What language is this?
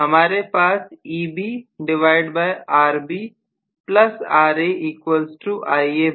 Hindi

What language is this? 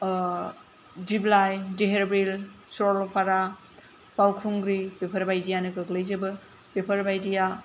Bodo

